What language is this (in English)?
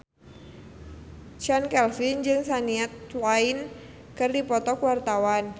Sundanese